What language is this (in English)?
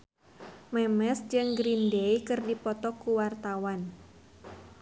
Sundanese